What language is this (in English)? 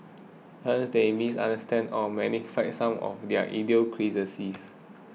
English